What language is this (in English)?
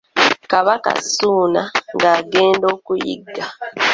Ganda